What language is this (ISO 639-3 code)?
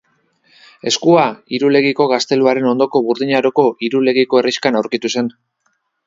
eus